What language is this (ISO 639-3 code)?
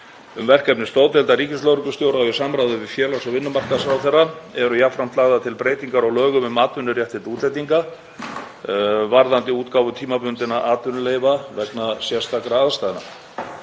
isl